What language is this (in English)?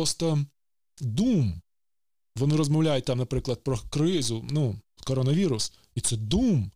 Ukrainian